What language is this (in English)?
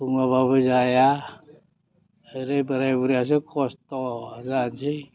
Bodo